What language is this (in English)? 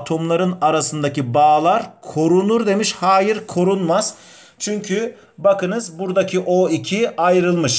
Turkish